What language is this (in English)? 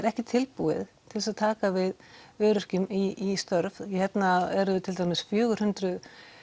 Icelandic